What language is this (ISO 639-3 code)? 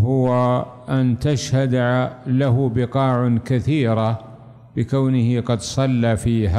ara